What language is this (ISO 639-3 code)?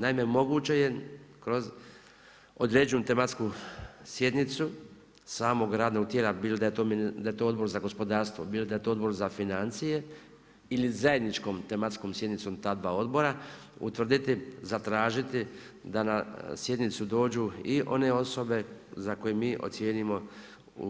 hrv